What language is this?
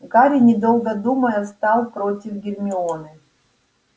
Russian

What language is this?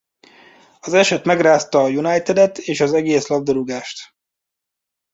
Hungarian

